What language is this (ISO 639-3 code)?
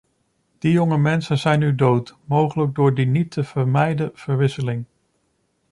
nld